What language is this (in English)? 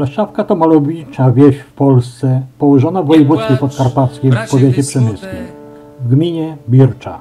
Polish